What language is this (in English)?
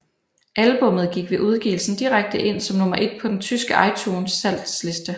Danish